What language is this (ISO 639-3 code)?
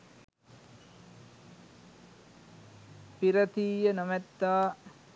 sin